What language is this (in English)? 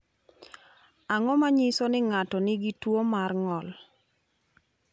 Luo (Kenya and Tanzania)